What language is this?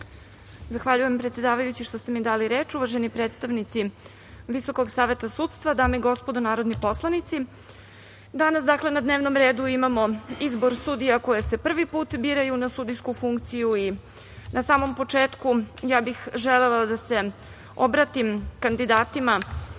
Serbian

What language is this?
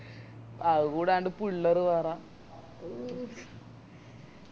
Malayalam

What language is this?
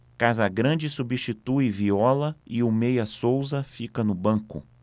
Portuguese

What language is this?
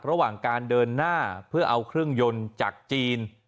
Thai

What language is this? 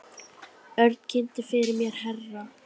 Icelandic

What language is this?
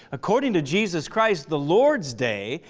English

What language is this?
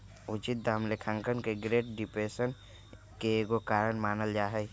Magahi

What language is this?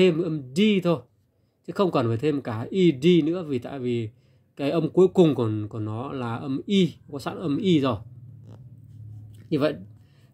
Vietnamese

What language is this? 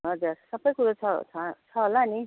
Nepali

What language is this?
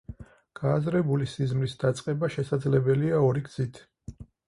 Georgian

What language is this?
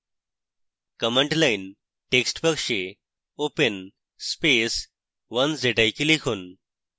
Bangla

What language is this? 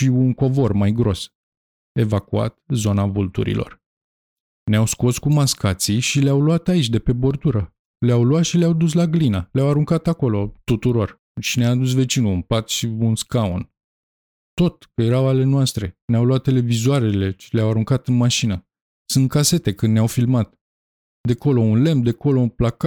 Romanian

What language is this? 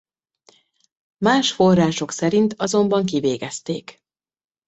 Hungarian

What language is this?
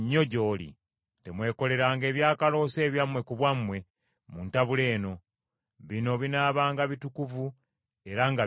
Ganda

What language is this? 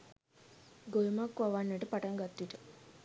Sinhala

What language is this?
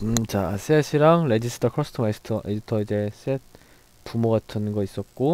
Korean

